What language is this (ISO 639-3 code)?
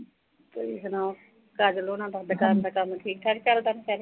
pan